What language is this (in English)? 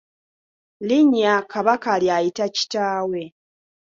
Ganda